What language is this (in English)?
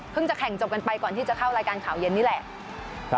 Thai